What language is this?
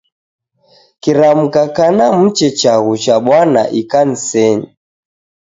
Taita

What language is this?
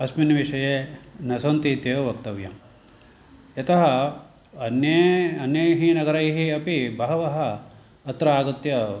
Sanskrit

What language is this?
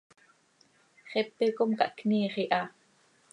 Seri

